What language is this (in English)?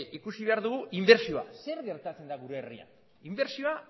Basque